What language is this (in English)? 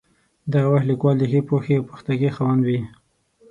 Pashto